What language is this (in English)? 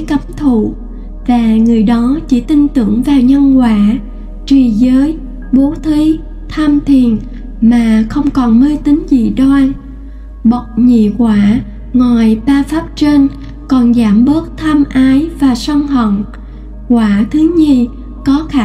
Vietnamese